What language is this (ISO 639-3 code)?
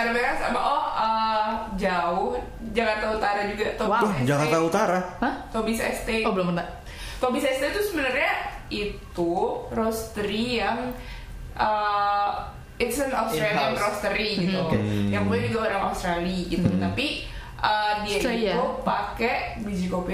ind